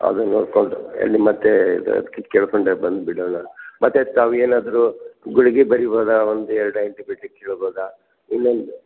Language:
Kannada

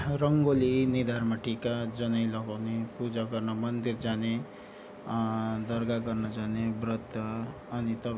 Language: Nepali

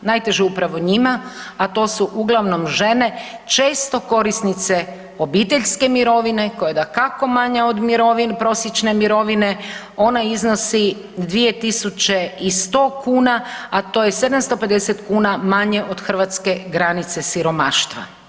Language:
Croatian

